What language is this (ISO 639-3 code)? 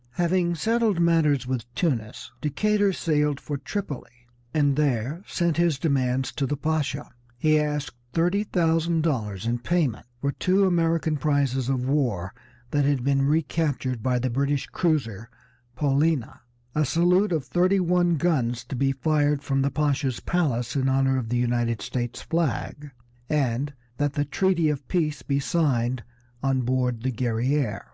eng